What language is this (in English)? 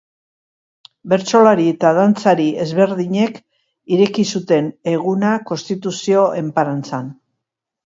Basque